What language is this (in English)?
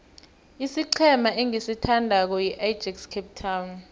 South Ndebele